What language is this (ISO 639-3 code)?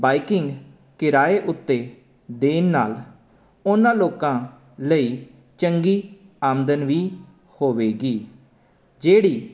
pan